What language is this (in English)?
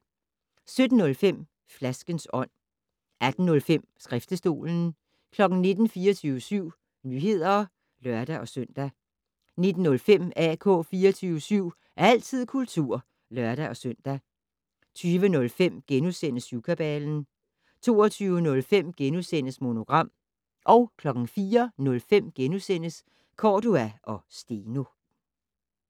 Danish